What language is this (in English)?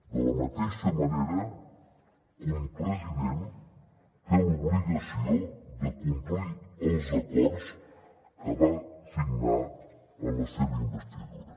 Catalan